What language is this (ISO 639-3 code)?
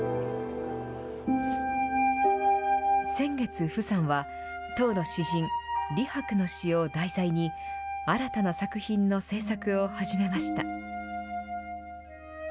jpn